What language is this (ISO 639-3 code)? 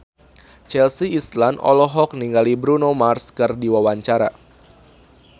sun